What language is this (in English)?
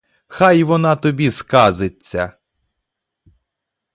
Ukrainian